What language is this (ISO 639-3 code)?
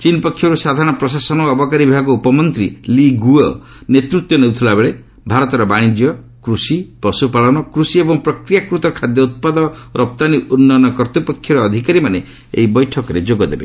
ori